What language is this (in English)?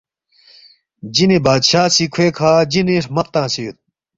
Balti